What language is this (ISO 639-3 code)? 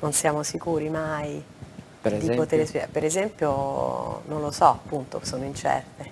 ita